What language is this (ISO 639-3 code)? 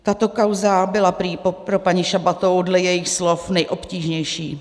ces